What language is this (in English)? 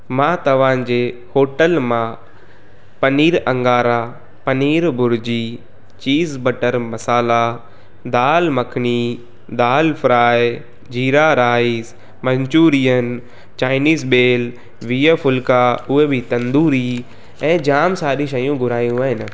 Sindhi